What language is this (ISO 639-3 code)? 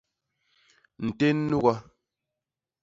bas